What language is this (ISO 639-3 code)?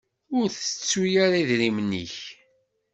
kab